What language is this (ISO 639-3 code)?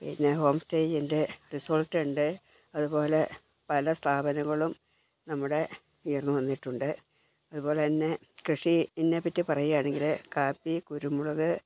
mal